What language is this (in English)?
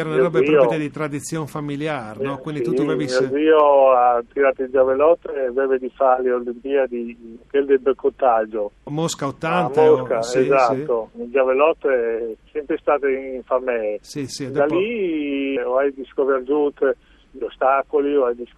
Italian